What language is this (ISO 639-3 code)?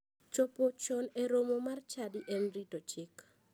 luo